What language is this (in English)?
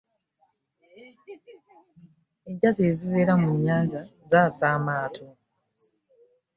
Ganda